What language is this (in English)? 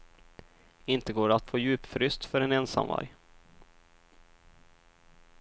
Swedish